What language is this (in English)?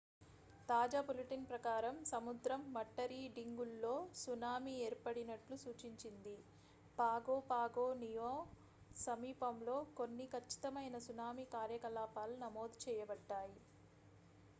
Telugu